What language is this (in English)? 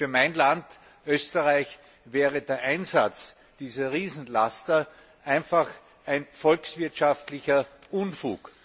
German